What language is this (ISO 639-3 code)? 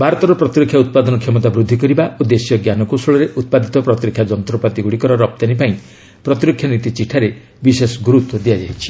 ori